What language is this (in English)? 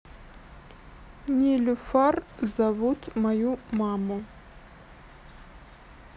Russian